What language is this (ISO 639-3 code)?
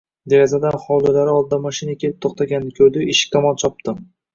uzb